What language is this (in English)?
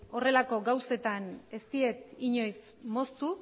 Basque